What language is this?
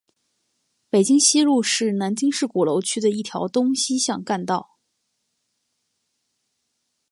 Chinese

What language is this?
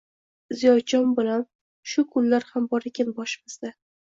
Uzbek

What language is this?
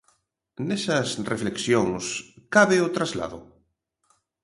Galician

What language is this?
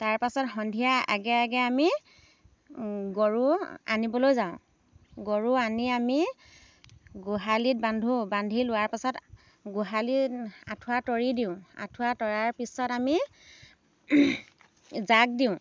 Assamese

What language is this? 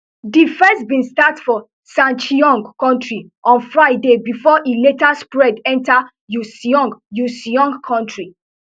Nigerian Pidgin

